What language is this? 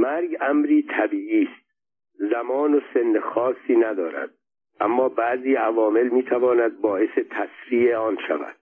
Persian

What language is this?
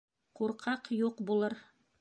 Bashkir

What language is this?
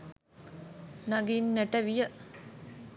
Sinhala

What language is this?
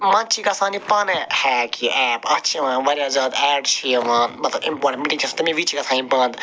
Kashmiri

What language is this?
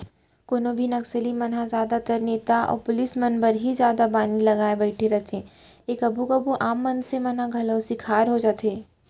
Chhattisgarhi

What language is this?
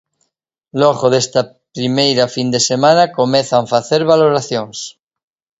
Galician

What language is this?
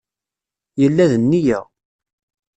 Kabyle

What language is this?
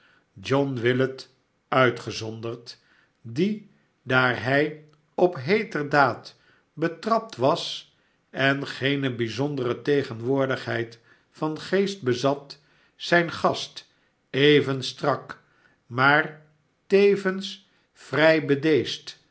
Dutch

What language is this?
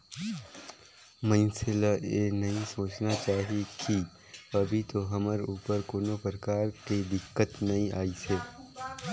Chhattisgarhi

